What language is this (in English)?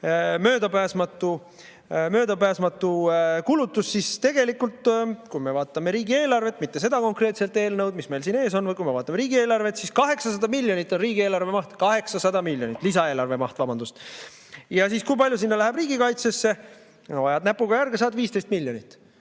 Estonian